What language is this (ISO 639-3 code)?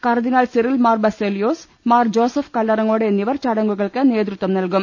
mal